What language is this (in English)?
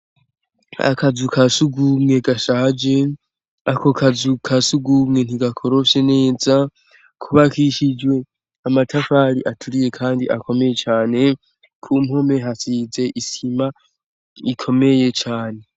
Rundi